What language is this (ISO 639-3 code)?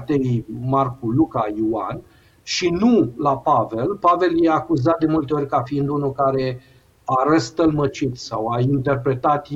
ron